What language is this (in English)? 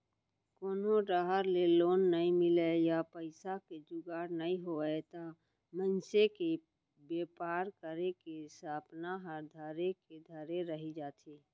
Chhattisgarhi